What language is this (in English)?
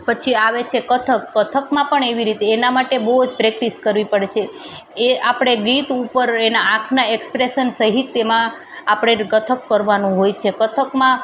Gujarati